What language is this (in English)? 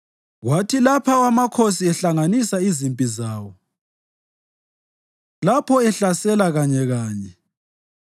North Ndebele